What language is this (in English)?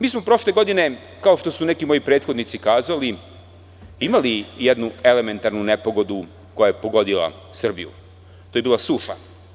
Serbian